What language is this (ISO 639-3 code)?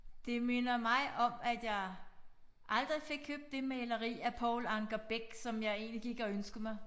dan